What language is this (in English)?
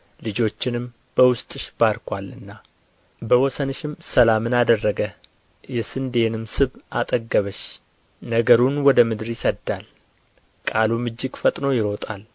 Amharic